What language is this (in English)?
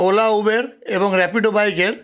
Bangla